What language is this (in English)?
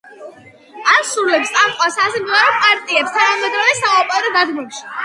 Georgian